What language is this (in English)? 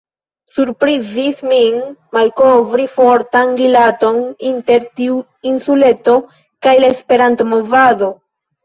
Esperanto